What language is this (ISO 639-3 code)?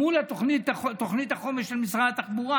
heb